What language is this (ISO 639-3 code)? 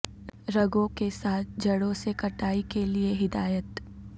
urd